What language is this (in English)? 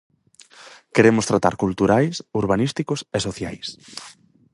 Galician